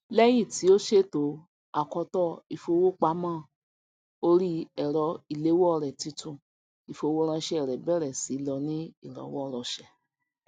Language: Yoruba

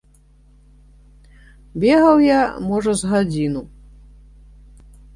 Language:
Belarusian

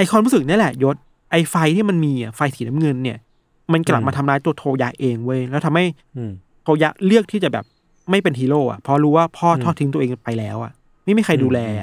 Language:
Thai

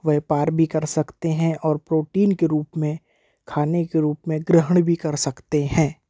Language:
Hindi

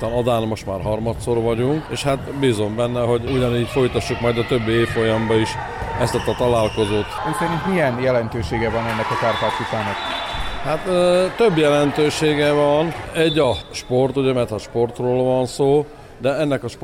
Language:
Hungarian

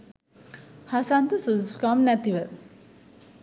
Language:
Sinhala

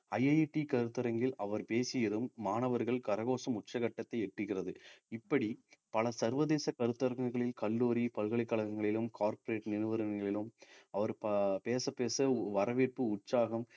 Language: Tamil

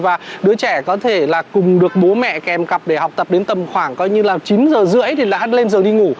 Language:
Vietnamese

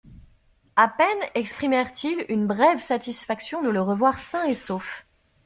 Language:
French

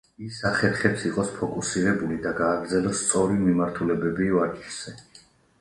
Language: Georgian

